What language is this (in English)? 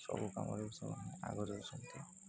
Odia